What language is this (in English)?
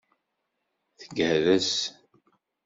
Kabyle